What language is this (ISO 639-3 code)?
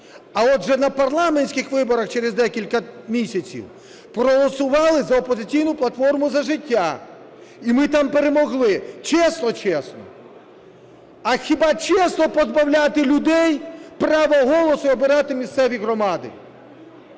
ukr